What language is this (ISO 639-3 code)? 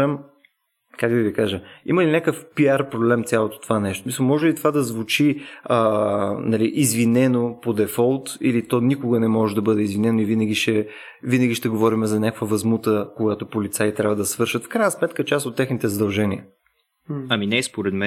bul